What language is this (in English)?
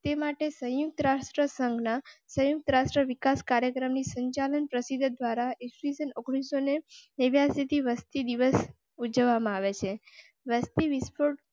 Gujarati